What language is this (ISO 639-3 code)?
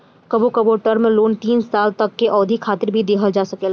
bho